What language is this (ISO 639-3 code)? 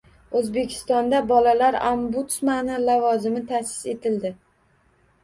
uzb